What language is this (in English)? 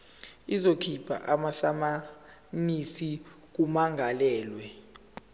Zulu